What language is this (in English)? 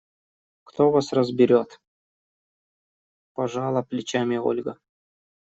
Russian